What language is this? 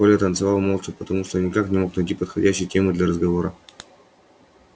Russian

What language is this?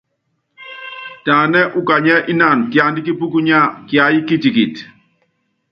Yangben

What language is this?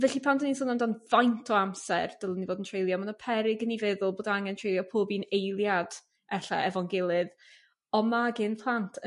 Welsh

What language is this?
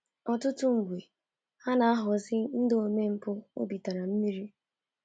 Igbo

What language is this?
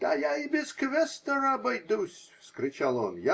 Russian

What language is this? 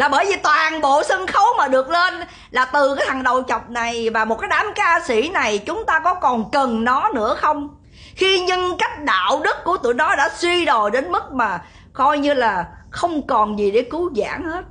Vietnamese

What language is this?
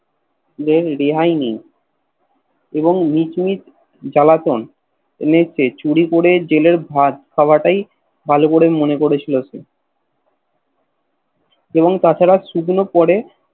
Bangla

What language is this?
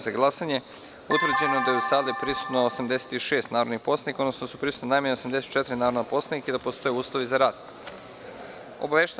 Serbian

